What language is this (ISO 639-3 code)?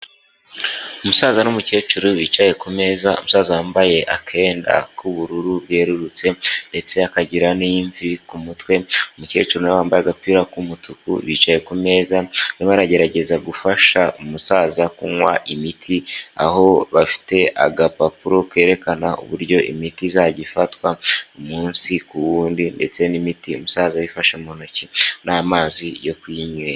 kin